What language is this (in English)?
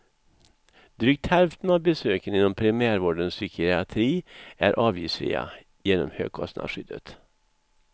Swedish